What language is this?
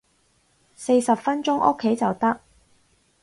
Cantonese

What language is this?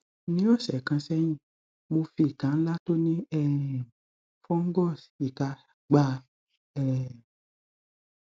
Yoruba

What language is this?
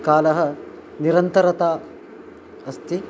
Sanskrit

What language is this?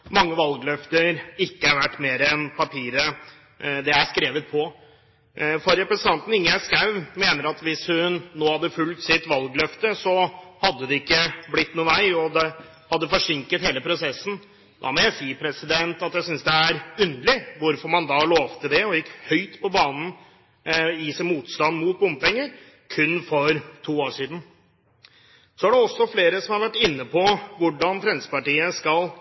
Norwegian Bokmål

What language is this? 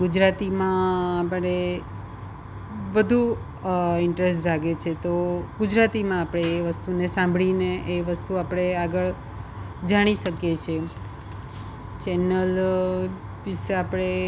Gujarati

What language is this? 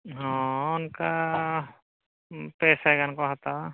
Santali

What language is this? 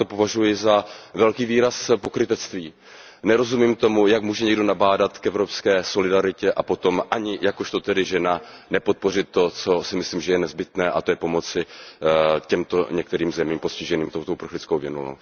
Czech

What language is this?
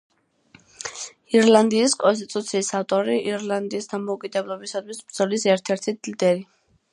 Georgian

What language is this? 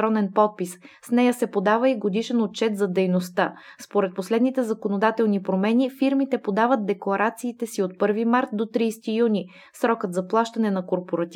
Bulgarian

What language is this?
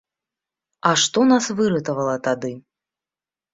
Belarusian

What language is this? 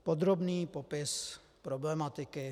Czech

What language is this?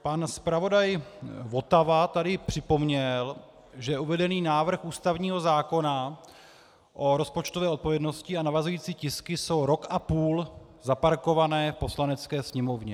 Czech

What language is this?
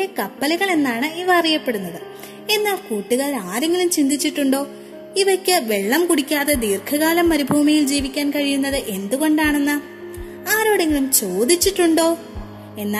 Malayalam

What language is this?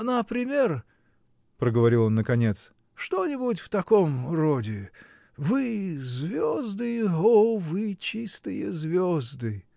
Russian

